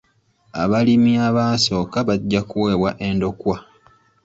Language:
Ganda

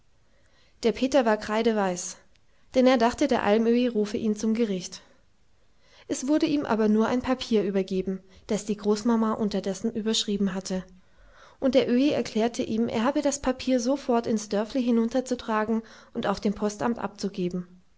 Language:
German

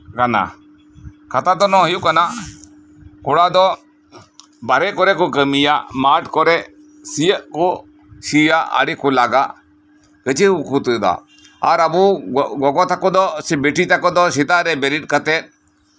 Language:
Santali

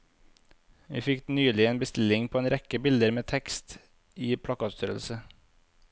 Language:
Norwegian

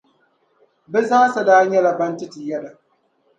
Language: Dagbani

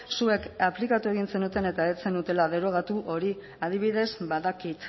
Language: Basque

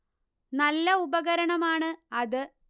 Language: Malayalam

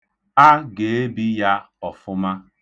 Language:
Igbo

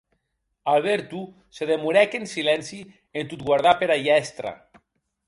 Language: Occitan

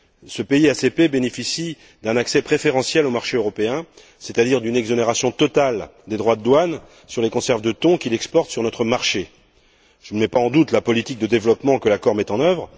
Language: French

